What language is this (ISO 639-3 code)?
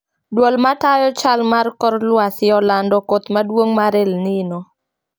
luo